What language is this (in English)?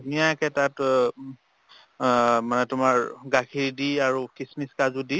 Assamese